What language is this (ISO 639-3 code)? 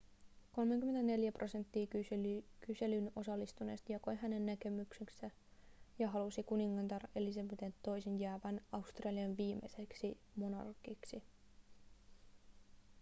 fin